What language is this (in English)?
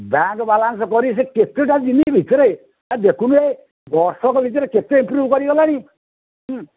Odia